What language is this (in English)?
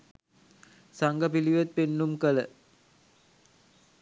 Sinhala